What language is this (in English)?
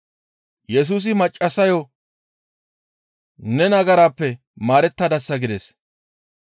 Gamo